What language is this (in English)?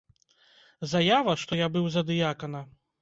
Belarusian